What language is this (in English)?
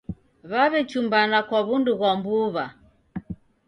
Taita